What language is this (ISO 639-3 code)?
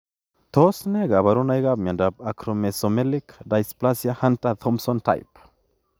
kln